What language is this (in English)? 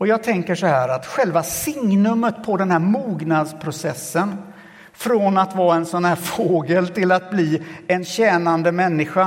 Swedish